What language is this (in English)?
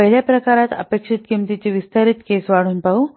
Marathi